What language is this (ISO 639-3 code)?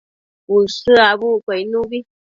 mcf